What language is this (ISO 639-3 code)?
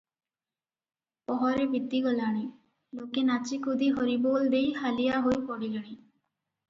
ori